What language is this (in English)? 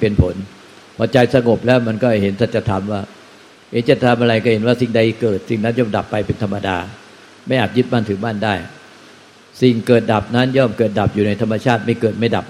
Thai